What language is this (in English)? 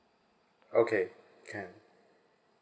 English